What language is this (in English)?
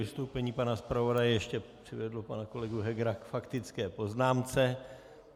Czech